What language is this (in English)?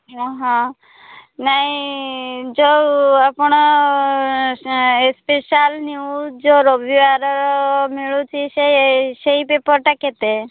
Odia